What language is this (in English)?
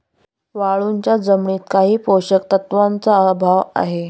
Marathi